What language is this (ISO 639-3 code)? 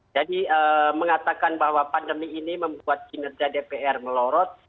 ind